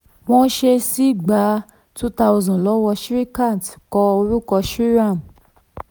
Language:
Yoruba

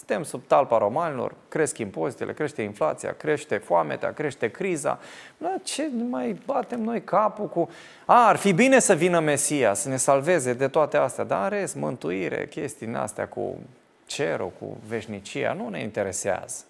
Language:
Romanian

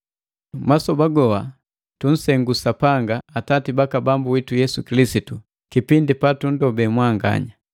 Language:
Matengo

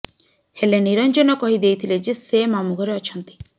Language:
Odia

